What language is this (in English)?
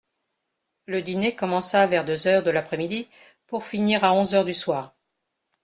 French